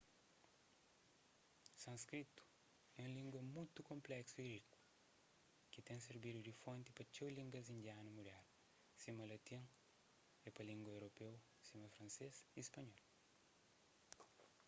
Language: Kabuverdianu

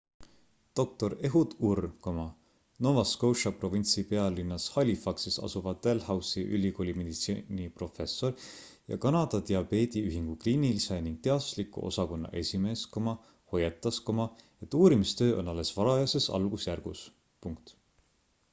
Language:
Estonian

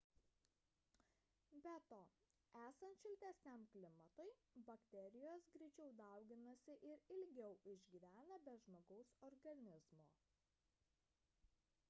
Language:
Lithuanian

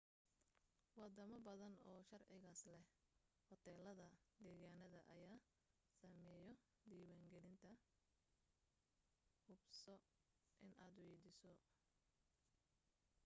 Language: Somali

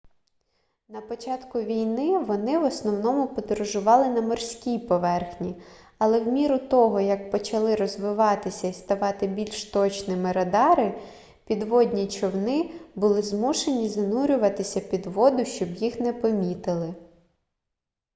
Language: Ukrainian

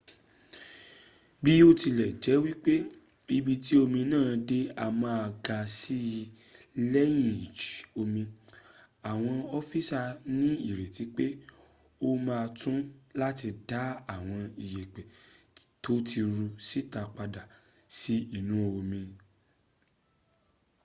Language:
Yoruba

